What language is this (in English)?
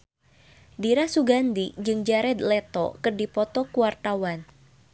Sundanese